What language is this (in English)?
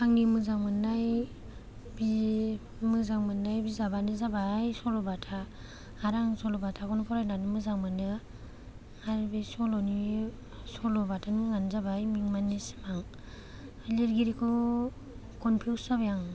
Bodo